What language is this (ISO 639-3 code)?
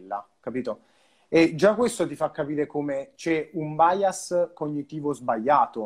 ita